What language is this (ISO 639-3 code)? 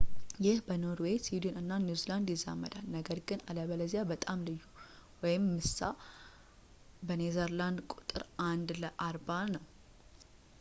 amh